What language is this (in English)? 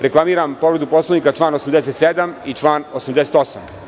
Serbian